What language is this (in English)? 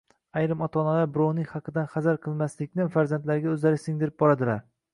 Uzbek